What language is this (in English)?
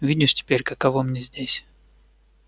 Russian